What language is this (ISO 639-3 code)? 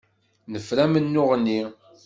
kab